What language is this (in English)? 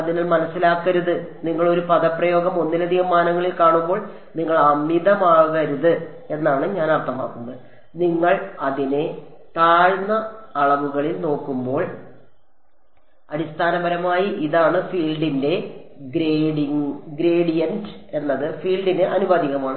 Malayalam